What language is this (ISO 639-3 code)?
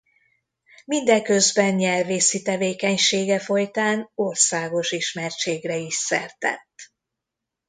hun